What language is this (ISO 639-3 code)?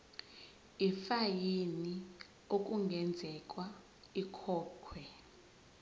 zul